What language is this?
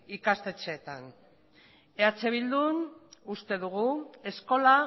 Basque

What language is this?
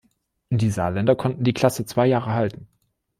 German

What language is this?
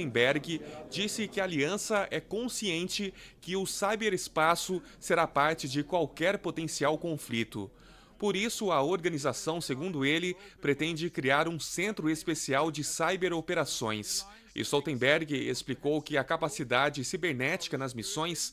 Portuguese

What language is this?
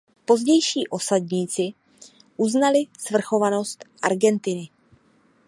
Czech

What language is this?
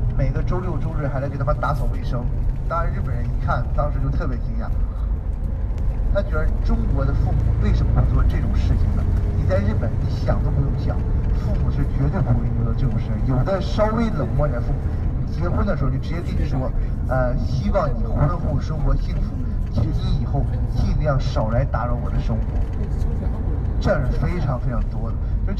Chinese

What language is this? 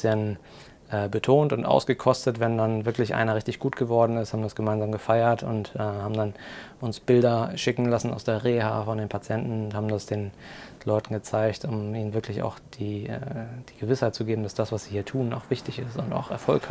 German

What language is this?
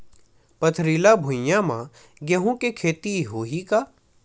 Chhattisgarhi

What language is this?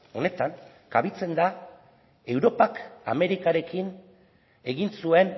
Basque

